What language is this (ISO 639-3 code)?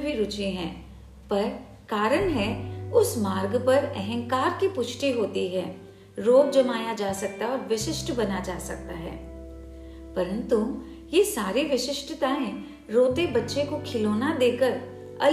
hin